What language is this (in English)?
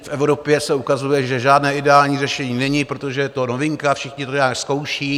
Czech